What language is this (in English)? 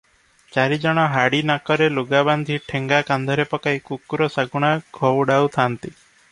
Odia